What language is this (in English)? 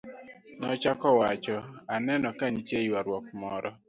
Luo (Kenya and Tanzania)